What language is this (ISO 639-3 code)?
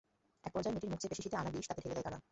ben